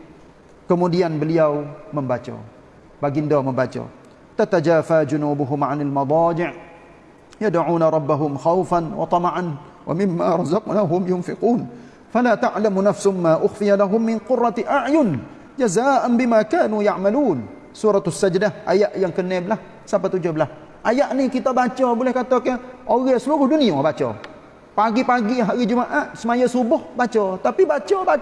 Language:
Malay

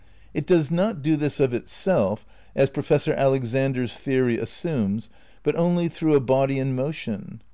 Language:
English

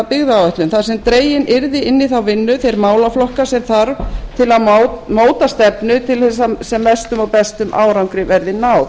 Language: Icelandic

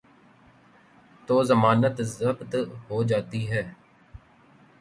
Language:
Urdu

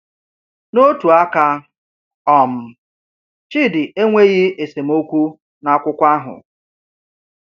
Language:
Igbo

